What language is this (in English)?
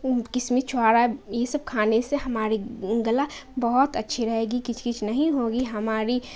Urdu